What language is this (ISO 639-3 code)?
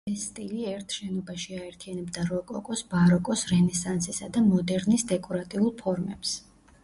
kat